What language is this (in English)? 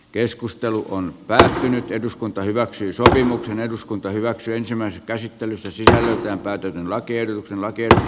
Finnish